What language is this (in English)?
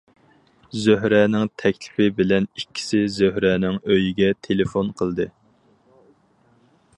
Uyghur